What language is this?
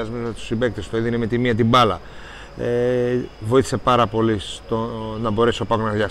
Greek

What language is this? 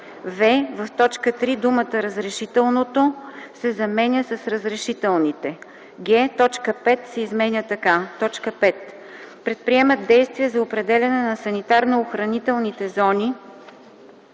Bulgarian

